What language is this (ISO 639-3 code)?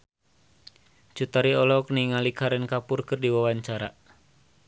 sun